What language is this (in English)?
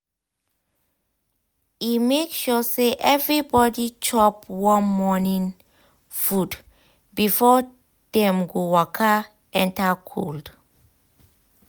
Nigerian Pidgin